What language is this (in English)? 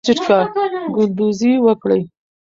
Pashto